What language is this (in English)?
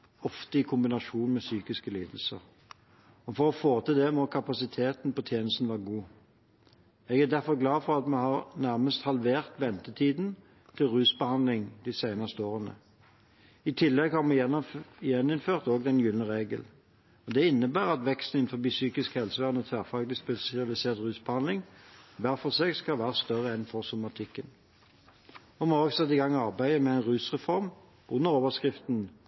Norwegian Bokmål